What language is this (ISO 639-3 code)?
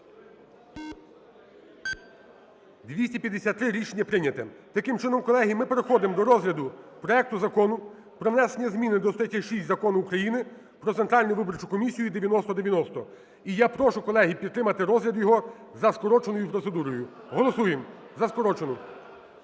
ukr